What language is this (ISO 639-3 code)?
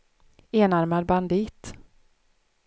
swe